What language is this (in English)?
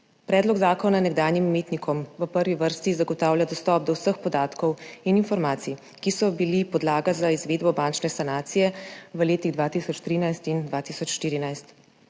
Slovenian